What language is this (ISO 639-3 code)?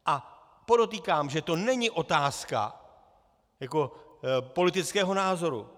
ces